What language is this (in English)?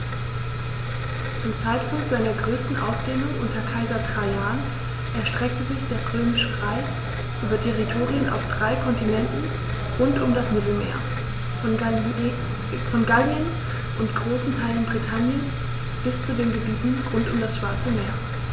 German